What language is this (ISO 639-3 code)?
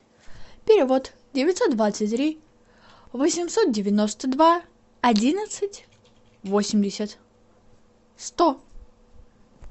rus